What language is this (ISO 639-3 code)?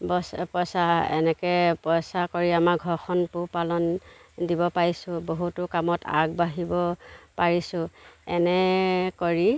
asm